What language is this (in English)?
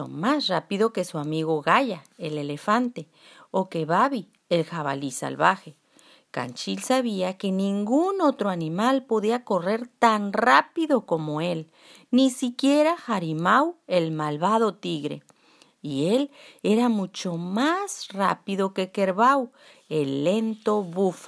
Spanish